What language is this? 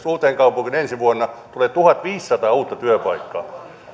Finnish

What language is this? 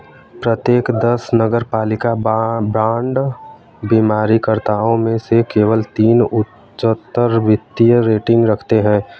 Hindi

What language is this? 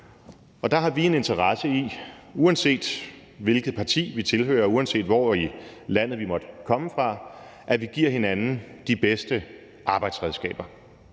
Danish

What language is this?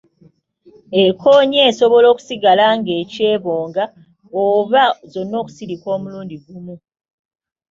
Ganda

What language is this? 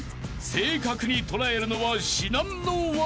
Japanese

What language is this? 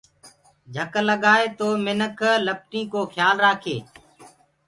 Gurgula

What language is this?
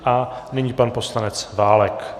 Czech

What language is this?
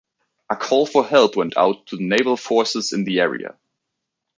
English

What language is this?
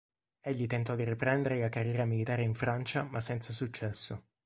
Italian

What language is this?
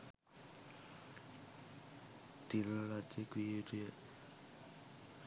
Sinhala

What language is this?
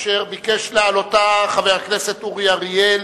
Hebrew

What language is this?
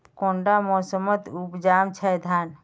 Magahi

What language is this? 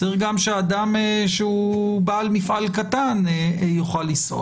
Hebrew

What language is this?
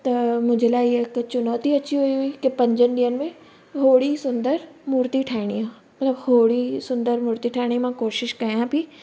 Sindhi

